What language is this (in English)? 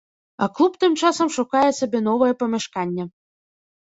Belarusian